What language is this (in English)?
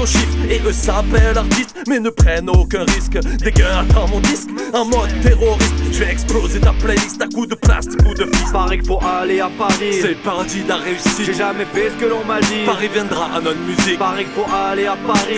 French